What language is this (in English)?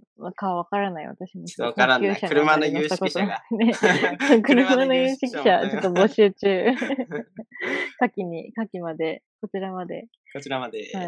Japanese